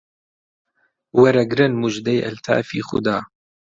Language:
Central Kurdish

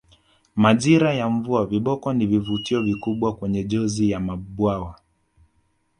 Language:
Swahili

